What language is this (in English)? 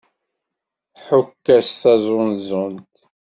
Kabyle